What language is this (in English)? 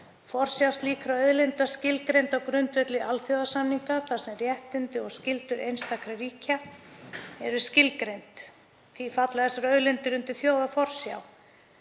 Icelandic